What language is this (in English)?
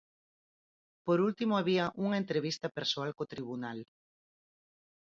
Galician